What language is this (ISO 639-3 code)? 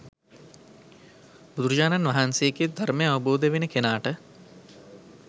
sin